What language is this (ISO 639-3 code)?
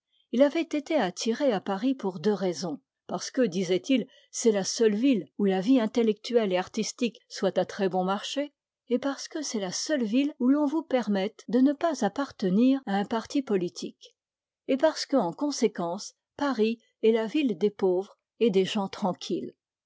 fra